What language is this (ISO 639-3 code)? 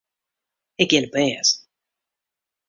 fry